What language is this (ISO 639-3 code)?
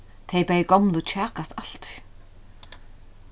fao